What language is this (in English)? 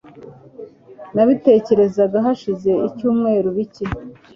Kinyarwanda